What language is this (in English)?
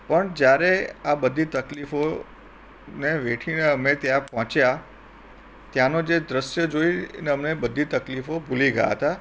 Gujarati